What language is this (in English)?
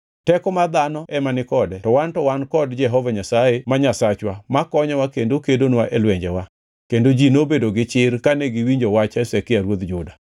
Luo (Kenya and Tanzania)